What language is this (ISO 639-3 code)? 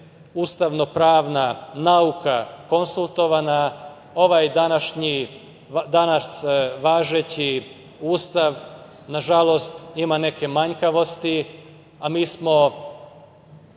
srp